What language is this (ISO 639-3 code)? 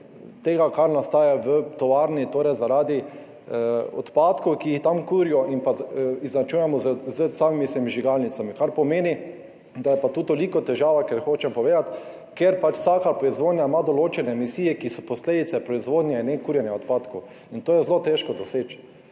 slv